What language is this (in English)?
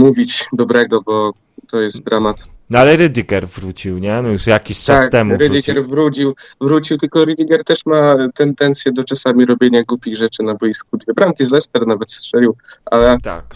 Polish